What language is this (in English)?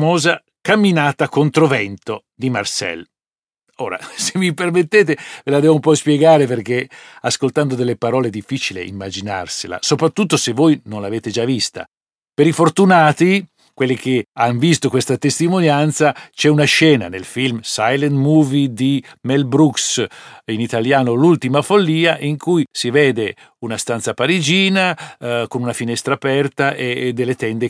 Italian